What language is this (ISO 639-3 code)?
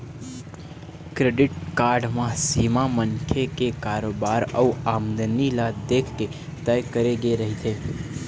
hne